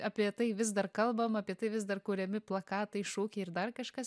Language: Lithuanian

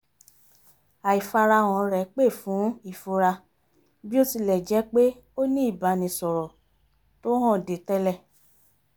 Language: Yoruba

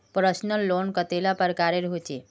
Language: Magahi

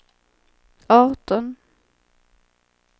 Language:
Swedish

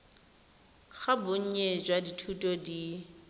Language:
Tswana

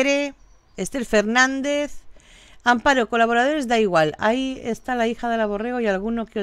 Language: Spanish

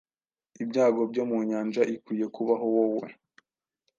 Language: Kinyarwanda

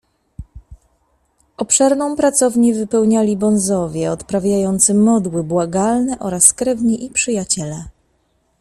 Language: Polish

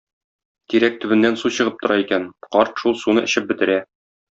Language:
Tatar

